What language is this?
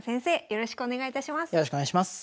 Japanese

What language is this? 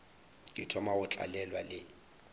Northern Sotho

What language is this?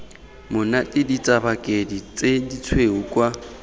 Tswana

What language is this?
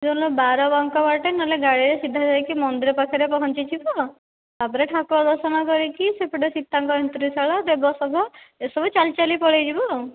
Odia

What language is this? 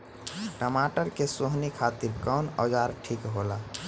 Bhojpuri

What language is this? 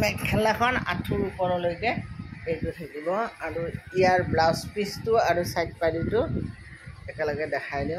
Bangla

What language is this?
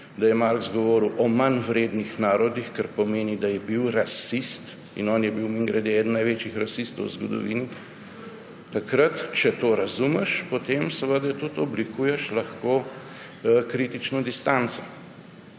Slovenian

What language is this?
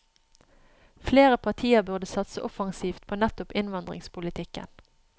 Norwegian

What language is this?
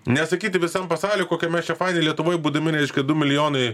Lithuanian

